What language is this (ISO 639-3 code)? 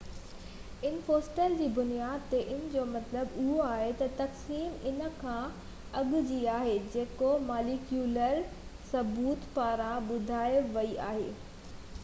snd